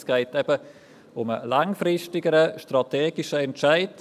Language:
Swiss German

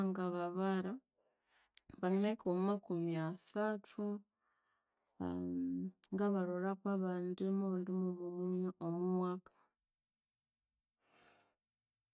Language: Konzo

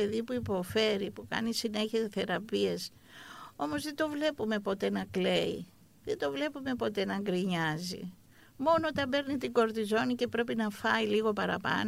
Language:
Greek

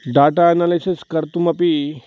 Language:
Sanskrit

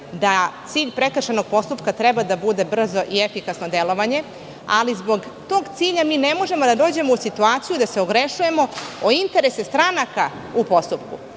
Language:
Serbian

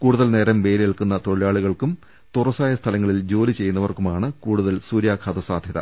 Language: Malayalam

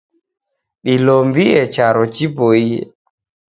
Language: Taita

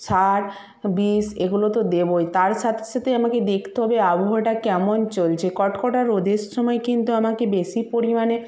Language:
Bangla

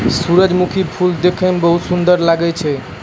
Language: Maithili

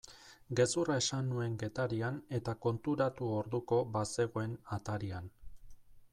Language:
Basque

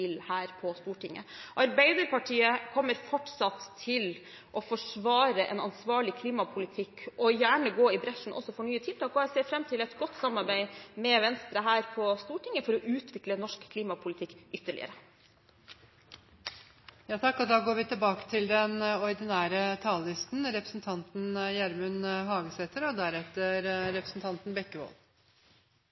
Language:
Norwegian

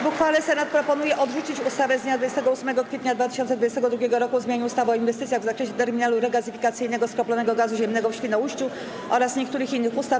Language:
Polish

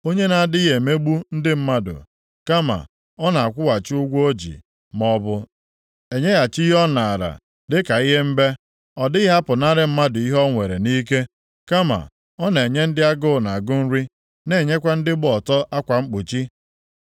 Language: Igbo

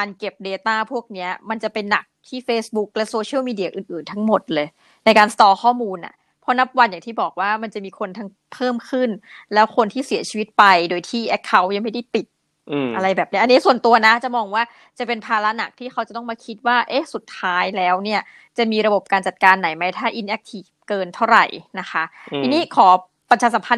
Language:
Thai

